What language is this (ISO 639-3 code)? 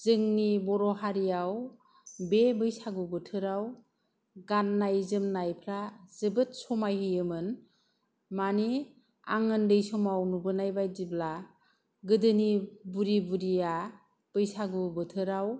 brx